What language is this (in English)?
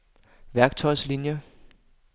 Danish